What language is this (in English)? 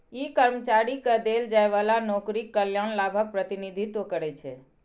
Maithili